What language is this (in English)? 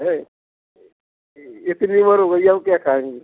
Hindi